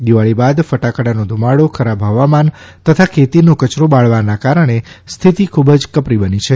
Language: Gujarati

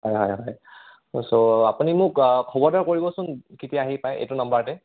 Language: Assamese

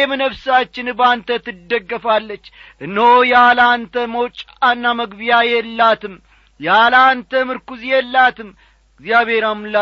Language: Amharic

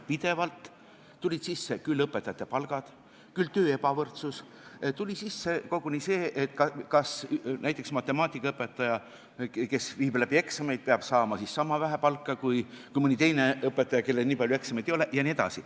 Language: Estonian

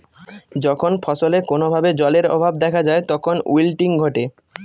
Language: Bangla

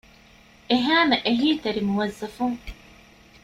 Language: Divehi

